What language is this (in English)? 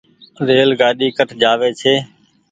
Goaria